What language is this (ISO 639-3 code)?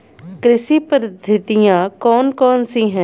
hin